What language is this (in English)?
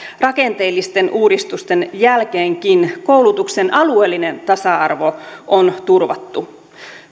Finnish